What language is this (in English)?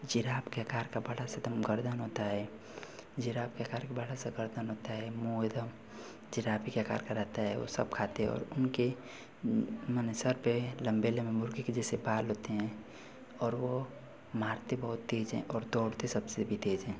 Hindi